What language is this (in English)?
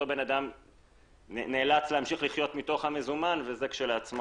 Hebrew